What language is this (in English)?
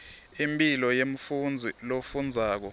Swati